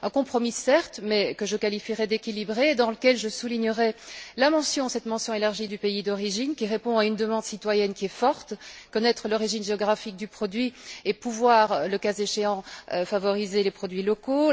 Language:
French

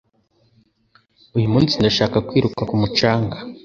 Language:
Kinyarwanda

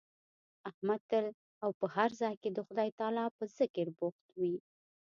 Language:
Pashto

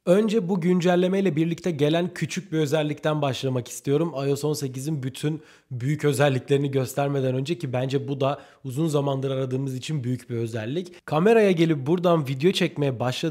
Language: Turkish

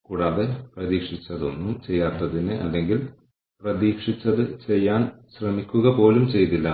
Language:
Malayalam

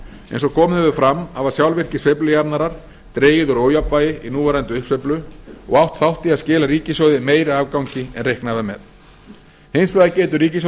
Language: Icelandic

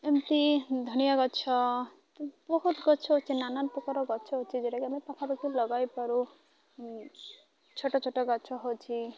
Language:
Odia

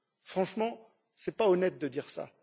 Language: French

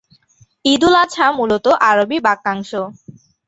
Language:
Bangla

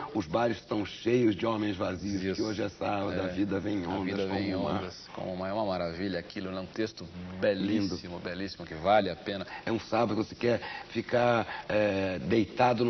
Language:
Portuguese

